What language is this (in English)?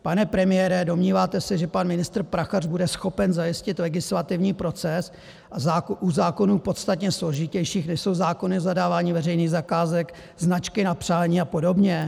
Czech